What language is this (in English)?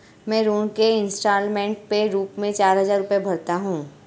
Hindi